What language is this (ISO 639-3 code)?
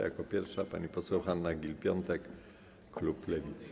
pol